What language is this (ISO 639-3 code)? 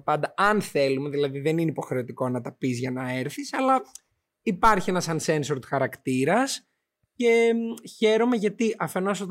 ell